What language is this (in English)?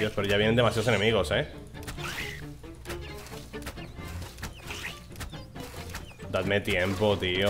Spanish